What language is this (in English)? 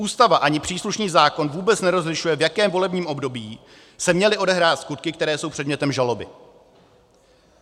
Czech